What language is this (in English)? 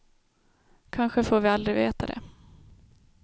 Swedish